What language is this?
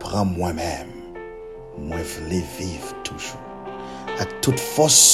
French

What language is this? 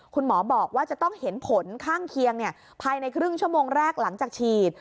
Thai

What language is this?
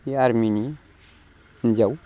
Bodo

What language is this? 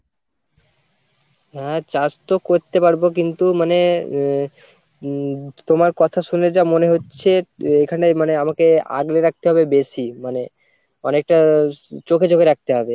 Bangla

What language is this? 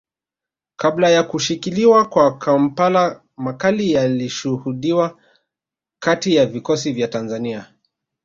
Swahili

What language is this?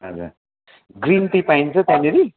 Nepali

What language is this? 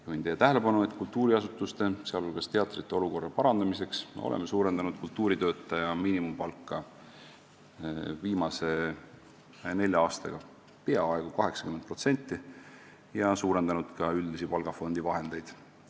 Estonian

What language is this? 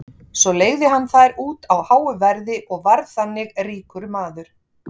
Icelandic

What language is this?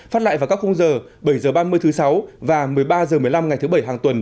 Vietnamese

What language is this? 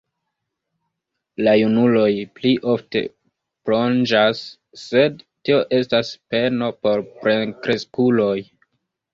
Esperanto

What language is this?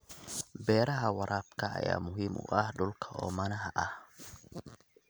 Somali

